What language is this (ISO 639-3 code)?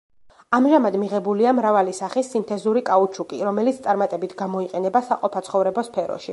kat